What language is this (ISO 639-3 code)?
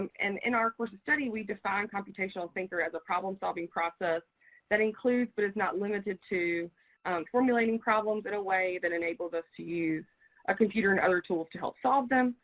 eng